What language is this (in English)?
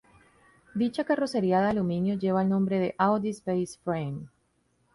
Spanish